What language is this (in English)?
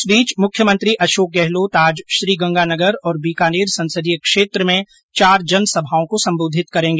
Hindi